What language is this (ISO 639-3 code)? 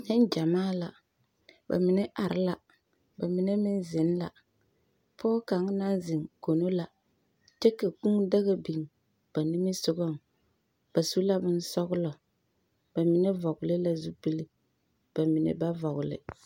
dga